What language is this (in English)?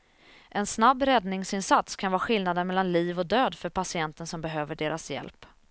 Swedish